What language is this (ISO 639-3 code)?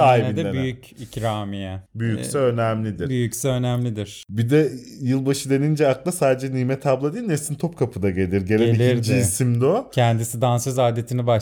tur